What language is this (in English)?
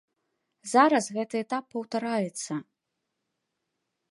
Belarusian